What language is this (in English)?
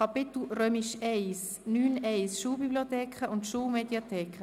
Swiss German